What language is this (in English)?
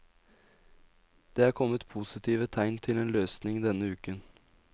Norwegian